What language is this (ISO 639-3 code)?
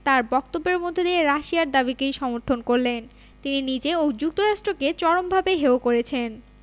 ben